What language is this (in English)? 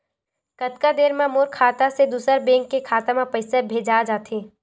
Chhattisgarhi